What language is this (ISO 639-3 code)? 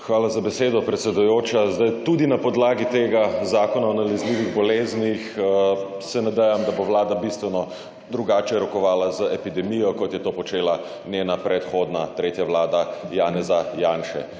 slv